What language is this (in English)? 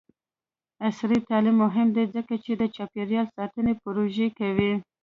Pashto